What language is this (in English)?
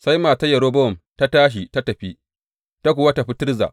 Hausa